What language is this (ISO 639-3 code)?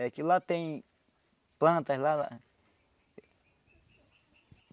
por